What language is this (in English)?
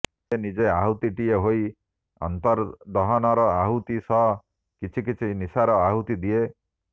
Odia